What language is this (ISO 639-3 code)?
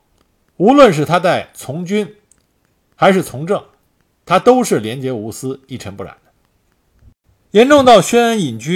zho